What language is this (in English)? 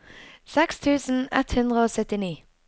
Norwegian